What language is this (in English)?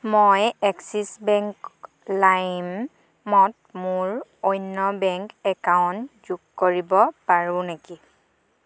Assamese